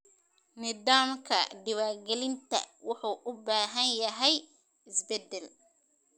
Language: Somali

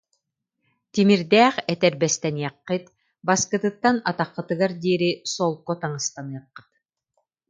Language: Yakut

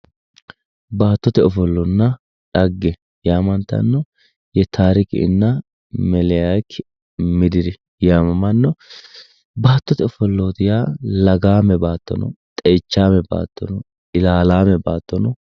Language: Sidamo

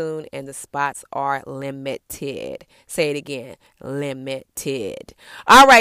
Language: English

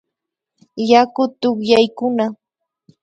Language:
Imbabura Highland Quichua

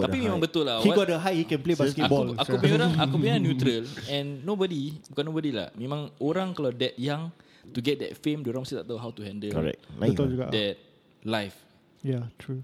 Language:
Malay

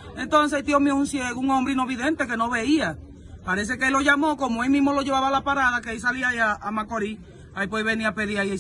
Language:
Spanish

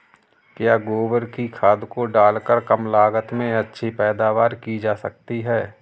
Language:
Hindi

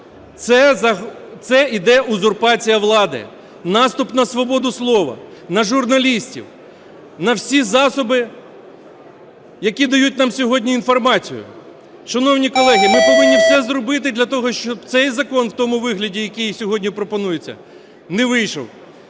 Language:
Ukrainian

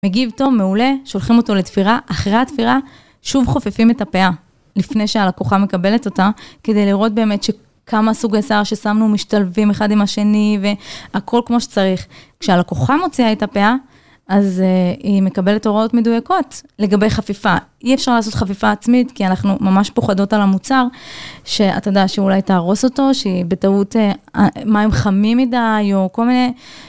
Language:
Hebrew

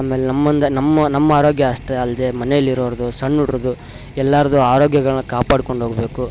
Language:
Kannada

